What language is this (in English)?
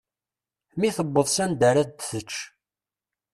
Kabyle